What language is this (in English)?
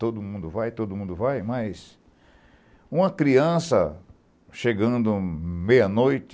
Portuguese